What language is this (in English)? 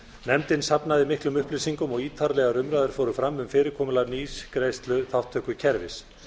Icelandic